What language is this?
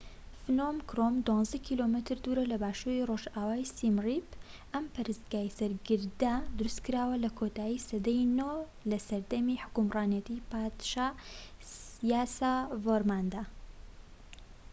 Central Kurdish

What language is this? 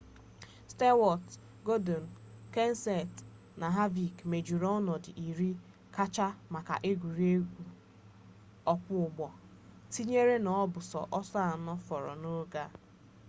Igbo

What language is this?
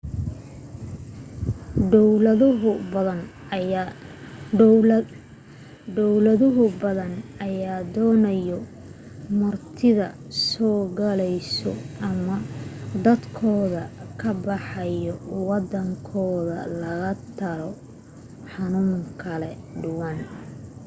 Somali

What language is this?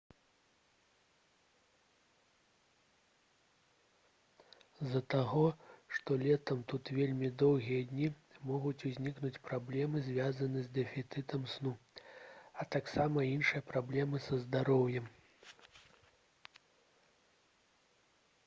Belarusian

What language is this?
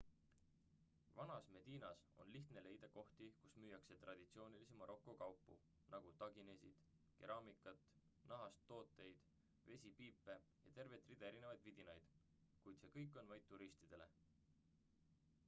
Estonian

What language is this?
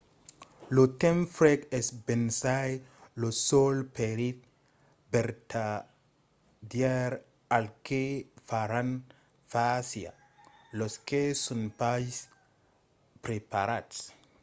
Occitan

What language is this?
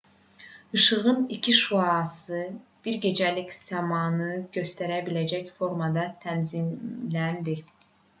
Azerbaijani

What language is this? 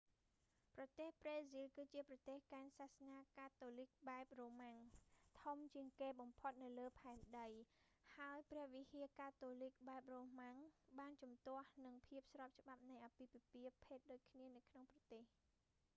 Khmer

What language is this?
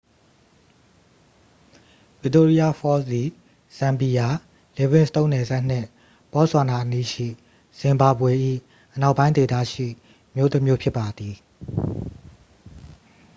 Burmese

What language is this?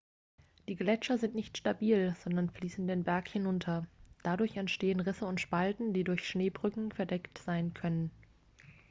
German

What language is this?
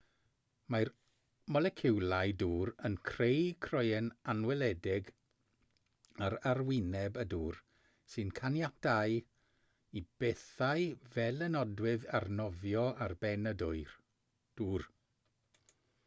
Welsh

